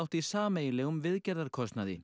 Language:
Icelandic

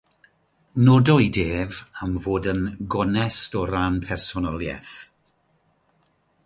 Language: Welsh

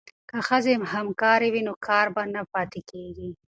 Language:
Pashto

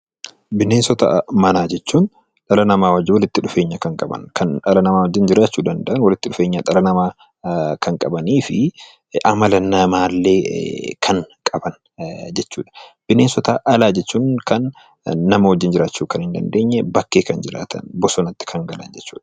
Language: Oromo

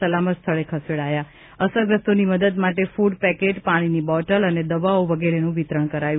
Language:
Gujarati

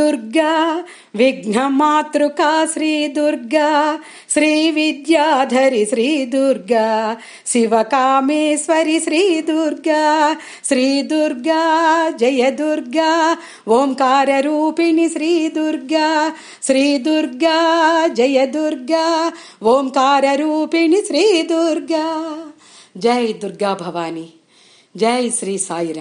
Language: Telugu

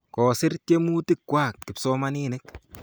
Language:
Kalenjin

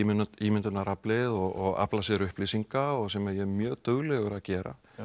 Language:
Icelandic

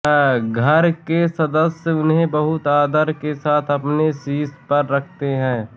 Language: Hindi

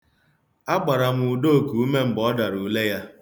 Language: Igbo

